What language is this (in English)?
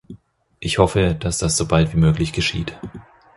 German